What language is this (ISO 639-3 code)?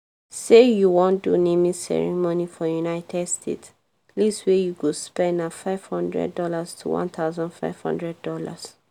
pcm